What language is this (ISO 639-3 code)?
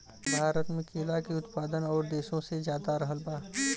bho